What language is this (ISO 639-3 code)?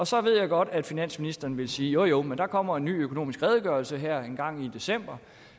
dan